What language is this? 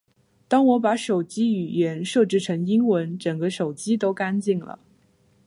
Chinese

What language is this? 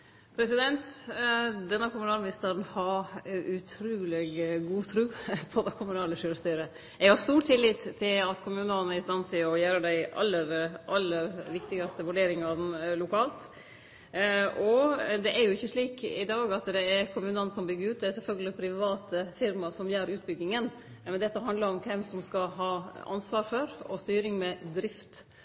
Norwegian Nynorsk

